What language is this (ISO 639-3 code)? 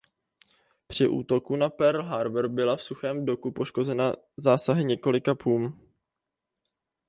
ces